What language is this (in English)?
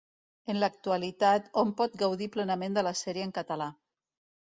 Catalan